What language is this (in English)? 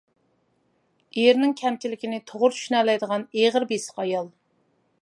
Uyghur